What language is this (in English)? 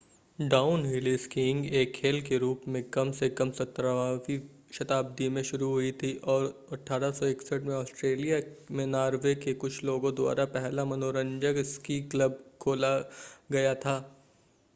Hindi